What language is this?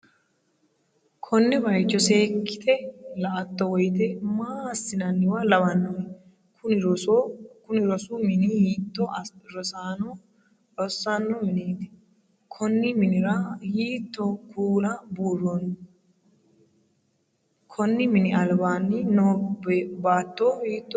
Sidamo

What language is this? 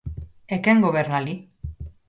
Galician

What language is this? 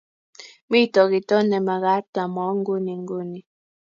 Kalenjin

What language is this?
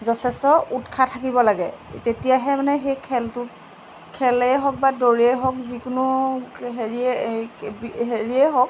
Assamese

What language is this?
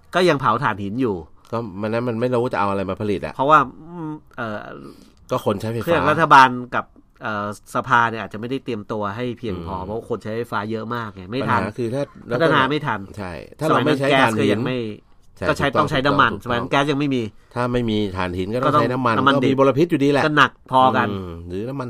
Thai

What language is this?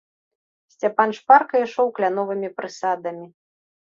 Belarusian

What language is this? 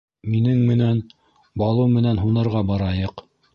Bashkir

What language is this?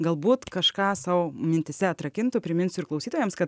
Lithuanian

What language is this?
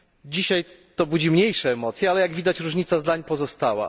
Polish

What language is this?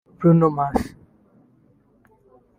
Kinyarwanda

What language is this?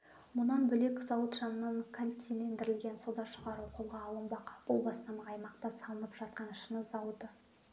Kazakh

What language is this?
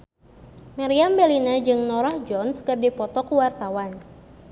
Sundanese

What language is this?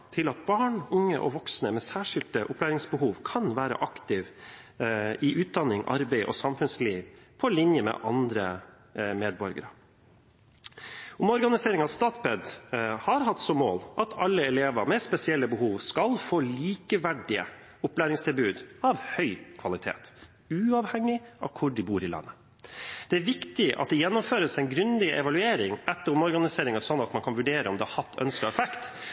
Norwegian Bokmål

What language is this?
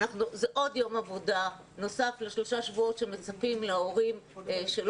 Hebrew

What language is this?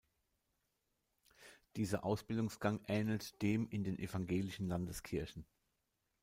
German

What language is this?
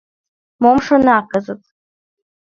Mari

